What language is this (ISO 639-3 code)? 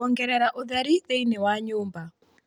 kik